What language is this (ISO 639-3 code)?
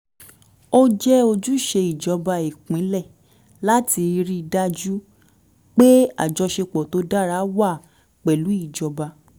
yor